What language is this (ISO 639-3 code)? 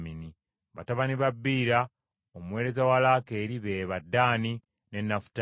lug